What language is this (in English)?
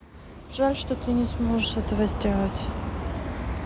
Russian